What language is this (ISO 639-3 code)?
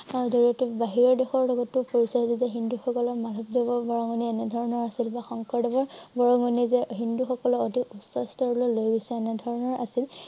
asm